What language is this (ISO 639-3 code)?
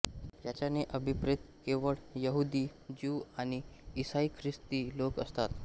mar